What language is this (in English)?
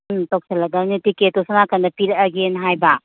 Manipuri